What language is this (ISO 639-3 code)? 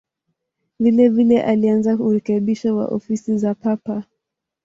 swa